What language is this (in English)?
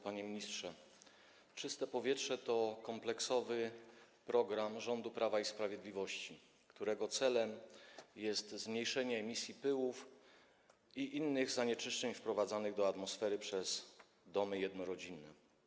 Polish